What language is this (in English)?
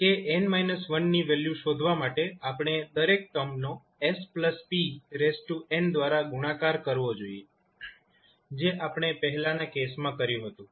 Gujarati